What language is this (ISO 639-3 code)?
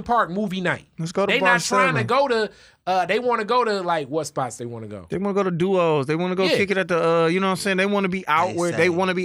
eng